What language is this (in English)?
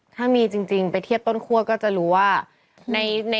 Thai